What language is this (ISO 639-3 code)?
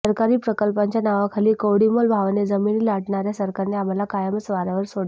mar